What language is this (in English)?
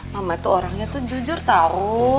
Indonesian